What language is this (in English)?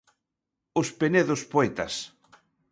Galician